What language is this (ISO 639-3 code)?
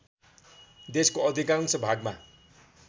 nep